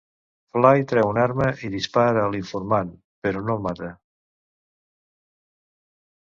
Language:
Catalan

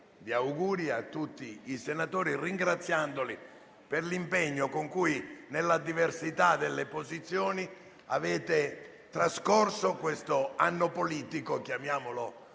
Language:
Italian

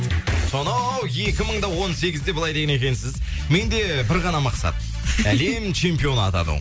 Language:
Kazakh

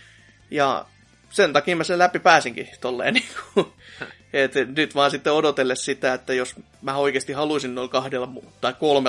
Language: Finnish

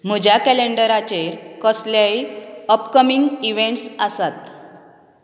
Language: Konkani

